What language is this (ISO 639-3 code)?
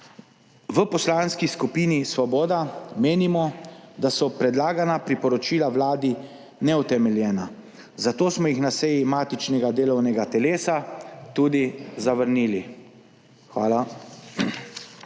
slv